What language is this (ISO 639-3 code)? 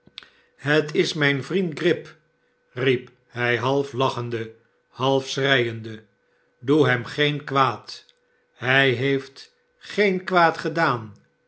nld